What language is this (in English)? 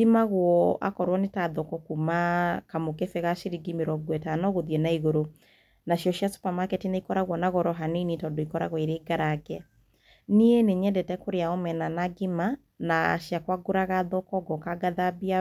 Kikuyu